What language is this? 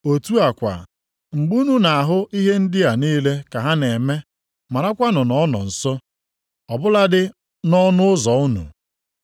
Igbo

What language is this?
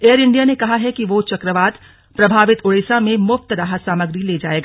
Hindi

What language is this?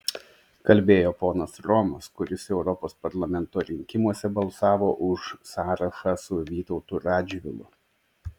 Lithuanian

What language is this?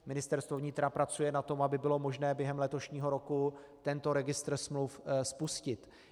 Czech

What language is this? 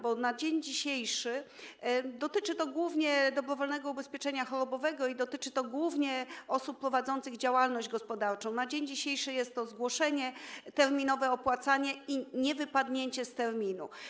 Polish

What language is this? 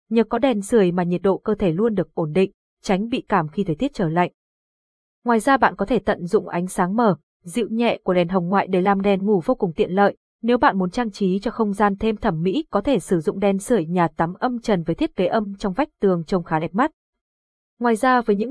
Vietnamese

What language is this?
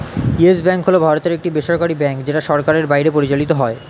Bangla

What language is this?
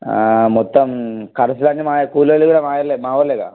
Telugu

